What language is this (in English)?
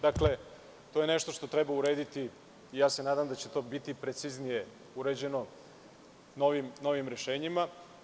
Serbian